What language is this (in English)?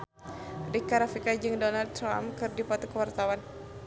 Sundanese